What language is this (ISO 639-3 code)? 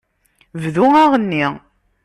kab